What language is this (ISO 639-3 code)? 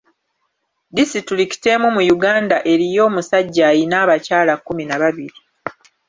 lug